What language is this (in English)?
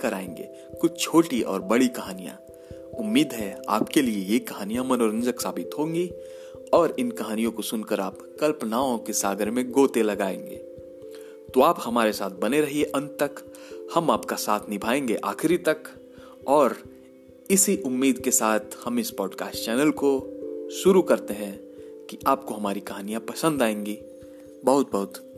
Hindi